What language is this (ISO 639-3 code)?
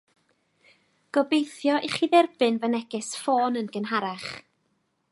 cym